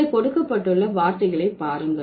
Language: Tamil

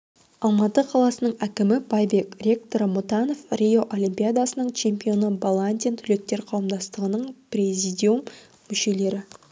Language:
Kazakh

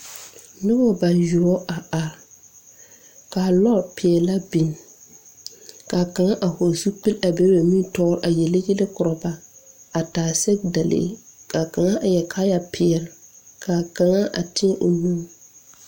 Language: Southern Dagaare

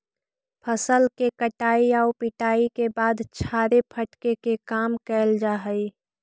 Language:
Magahi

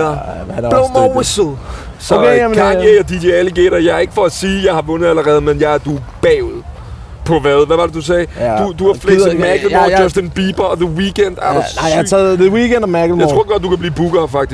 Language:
Danish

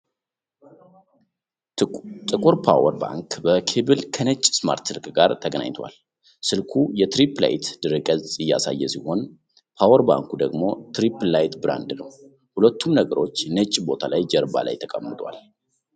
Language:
Amharic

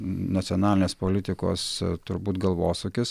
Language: Lithuanian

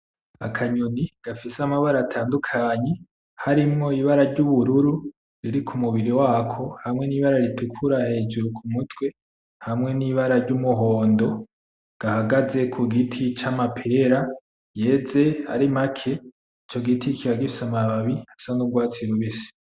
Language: Rundi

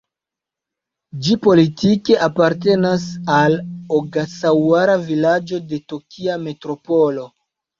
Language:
Esperanto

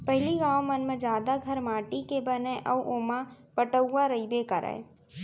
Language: Chhattisgarhi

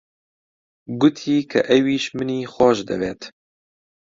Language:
Central Kurdish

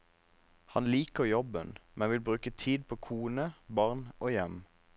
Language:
Norwegian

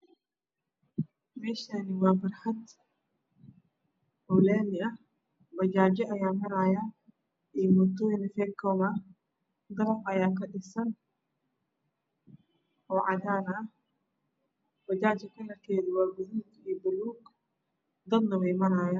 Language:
Somali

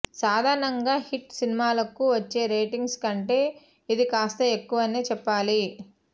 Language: Telugu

